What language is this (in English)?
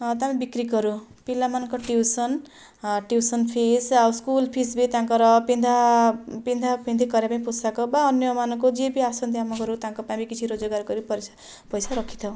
Odia